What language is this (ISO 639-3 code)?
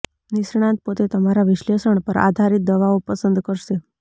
guj